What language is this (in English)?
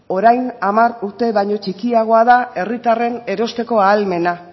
Basque